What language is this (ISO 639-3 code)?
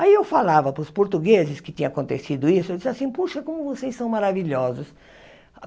por